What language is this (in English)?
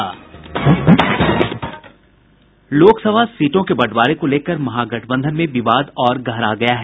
Hindi